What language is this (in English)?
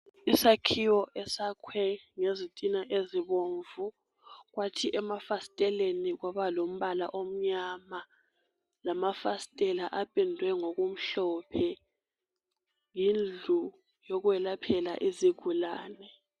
North Ndebele